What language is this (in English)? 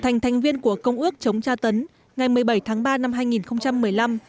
Vietnamese